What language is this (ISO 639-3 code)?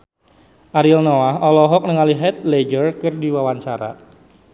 sun